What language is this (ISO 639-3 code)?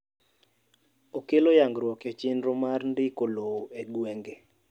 luo